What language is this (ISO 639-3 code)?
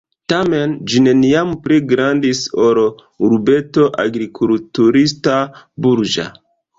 epo